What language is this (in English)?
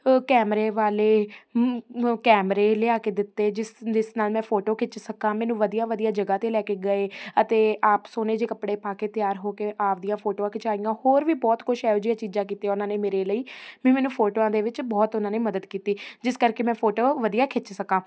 Punjabi